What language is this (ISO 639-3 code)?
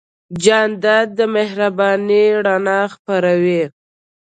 pus